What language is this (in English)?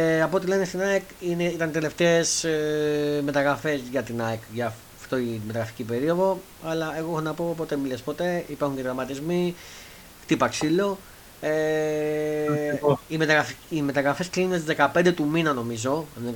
Greek